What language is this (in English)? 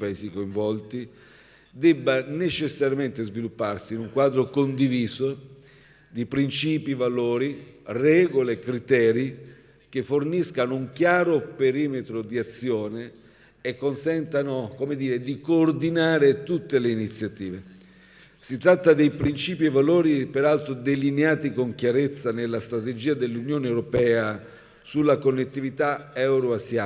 Italian